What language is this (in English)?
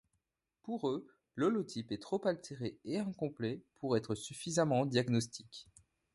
French